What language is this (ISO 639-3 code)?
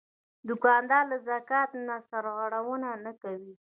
pus